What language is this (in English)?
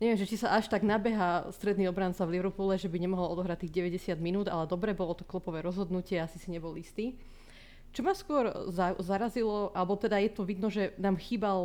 Slovak